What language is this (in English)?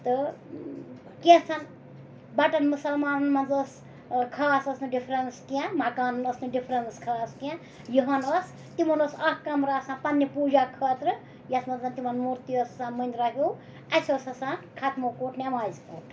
Kashmiri